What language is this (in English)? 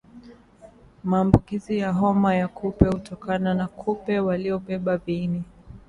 Swahili